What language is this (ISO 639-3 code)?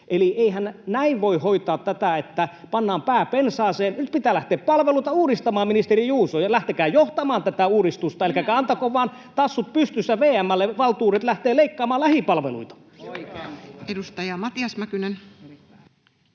fin